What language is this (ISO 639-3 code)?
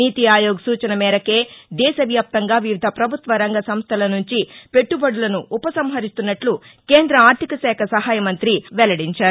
tel